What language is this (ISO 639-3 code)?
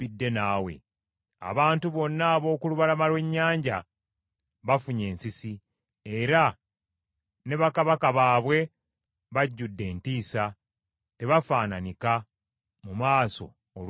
lug